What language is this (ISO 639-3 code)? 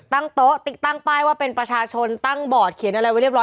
tha